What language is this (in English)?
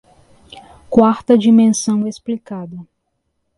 Portuguese